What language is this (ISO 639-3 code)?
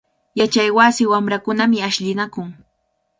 qvl